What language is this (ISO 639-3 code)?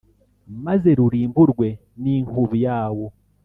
kin